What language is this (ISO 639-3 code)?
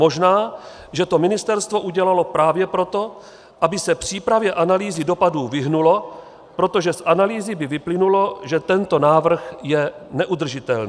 ces